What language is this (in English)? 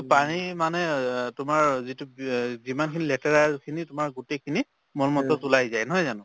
Assamese